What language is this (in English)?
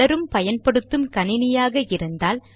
Tamil